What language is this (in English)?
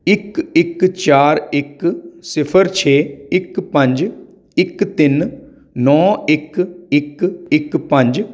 Punjabi